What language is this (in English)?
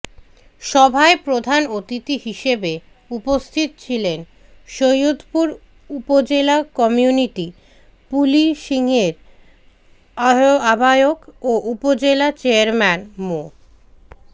Bangla